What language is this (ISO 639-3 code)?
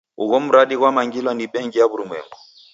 dav